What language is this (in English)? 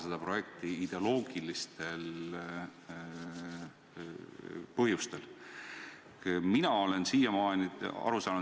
Estonian